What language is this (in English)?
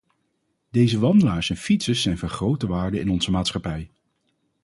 Dutch